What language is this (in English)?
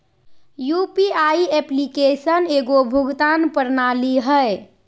Magahi